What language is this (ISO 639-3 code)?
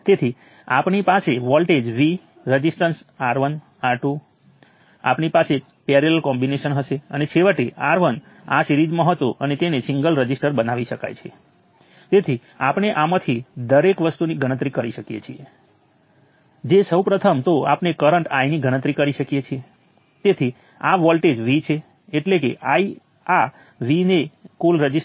guj